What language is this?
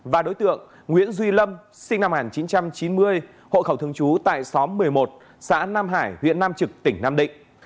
Vietnamese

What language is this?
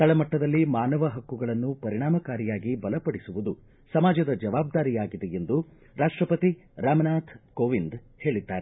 Kannada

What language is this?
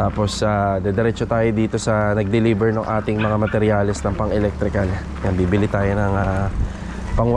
Filipino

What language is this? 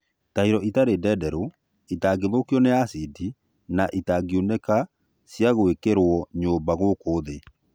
Kikuyu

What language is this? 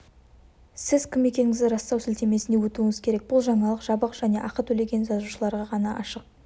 Kazakh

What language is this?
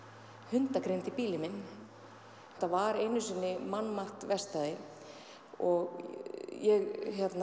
Icelandic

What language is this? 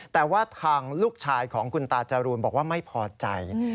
Thai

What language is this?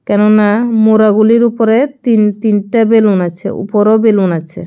Bangla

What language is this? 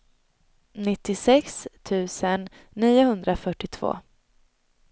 Swedish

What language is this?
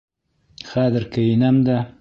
Bashkir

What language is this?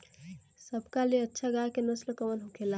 Bhojpuri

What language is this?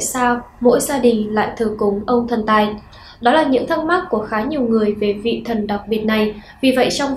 Vietnamese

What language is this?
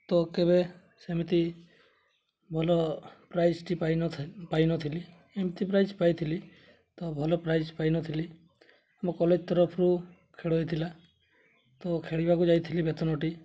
Odia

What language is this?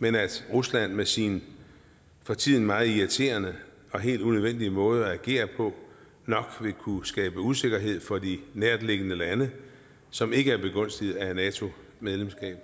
Danish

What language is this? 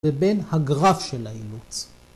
Hebrew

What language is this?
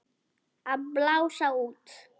Icelandic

